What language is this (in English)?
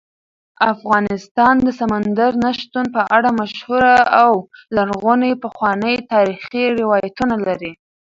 Pashto